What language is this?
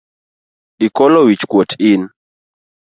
Luo (Kenya and Tanzania)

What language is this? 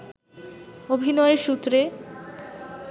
Bangla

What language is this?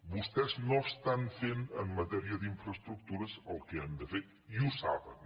Catalan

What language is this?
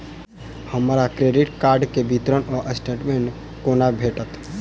Maithili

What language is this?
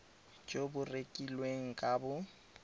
Tswana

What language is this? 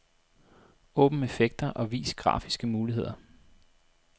Danish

